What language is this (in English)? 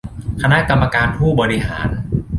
Thai